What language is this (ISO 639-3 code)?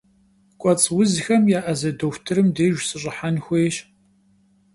kbd